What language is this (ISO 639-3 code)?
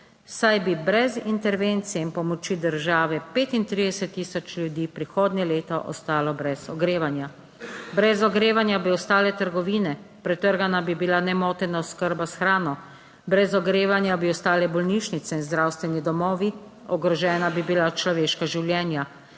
slv